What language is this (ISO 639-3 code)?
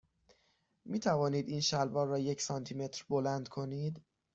fas